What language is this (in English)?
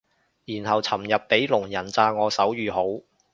Cantonese